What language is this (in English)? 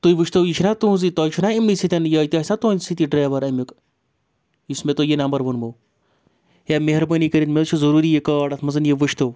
Kashmiri